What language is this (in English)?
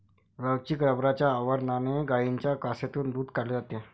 Marathi